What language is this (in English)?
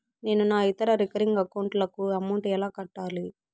Telugu